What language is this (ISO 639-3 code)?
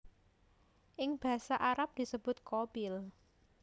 jav